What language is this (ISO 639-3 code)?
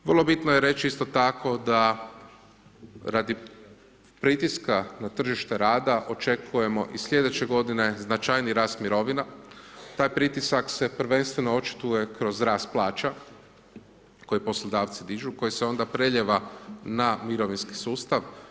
hrv